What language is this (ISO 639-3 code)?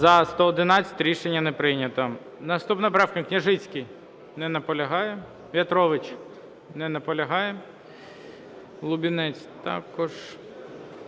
ukr